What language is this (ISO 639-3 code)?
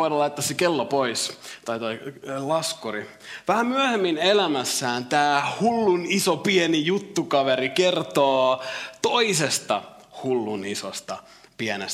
fin